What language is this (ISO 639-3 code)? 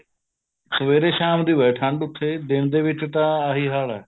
pan